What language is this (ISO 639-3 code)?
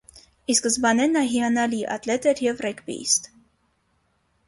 hye